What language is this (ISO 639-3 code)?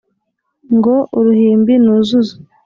kin